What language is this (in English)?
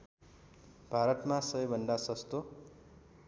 Nepali